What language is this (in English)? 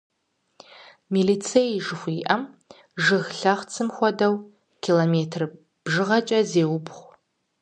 Kabardian